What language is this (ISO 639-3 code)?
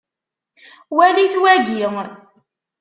kab